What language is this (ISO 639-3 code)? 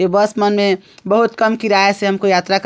hne